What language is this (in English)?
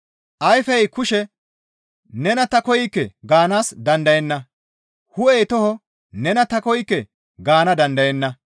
Gamo